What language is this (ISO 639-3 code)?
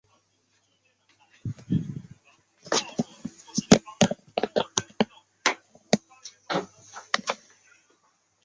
zho